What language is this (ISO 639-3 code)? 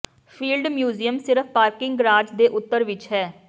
pan